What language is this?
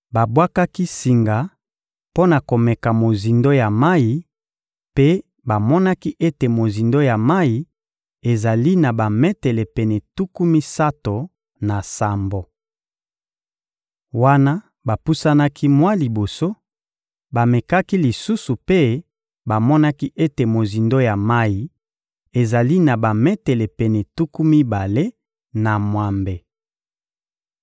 Lingala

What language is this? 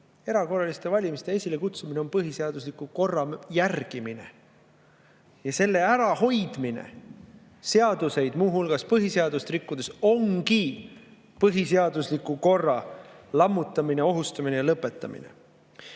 Estonian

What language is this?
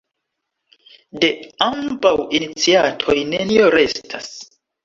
Esperanto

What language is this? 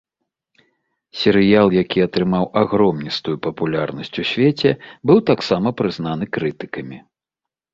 Belarusian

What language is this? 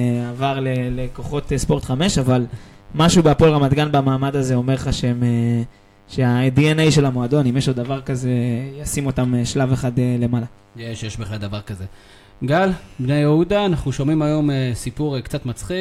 Hebrew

